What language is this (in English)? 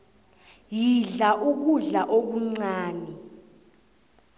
South Ndebele